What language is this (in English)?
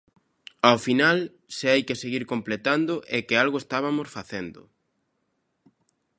Galician